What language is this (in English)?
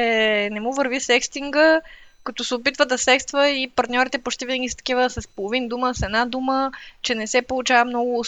Bulgarian